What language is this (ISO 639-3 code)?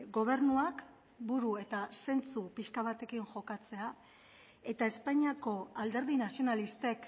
eus